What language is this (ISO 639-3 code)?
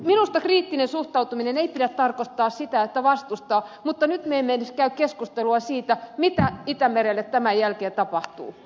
fin